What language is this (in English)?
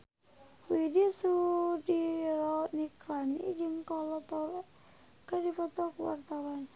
Sundanese